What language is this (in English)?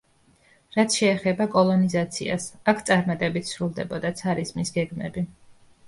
Georgian